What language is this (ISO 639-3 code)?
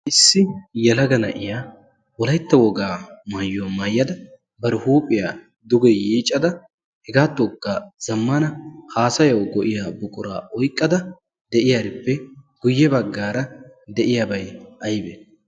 wal